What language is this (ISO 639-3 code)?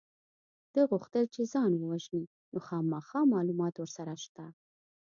pus